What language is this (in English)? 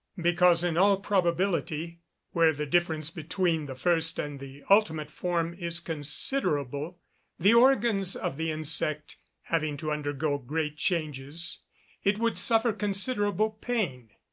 English